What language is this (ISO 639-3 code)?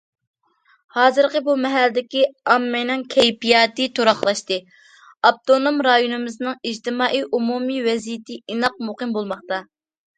uig